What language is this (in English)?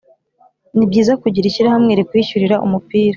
Kinyarwanda